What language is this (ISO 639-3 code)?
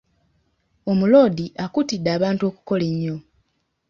lug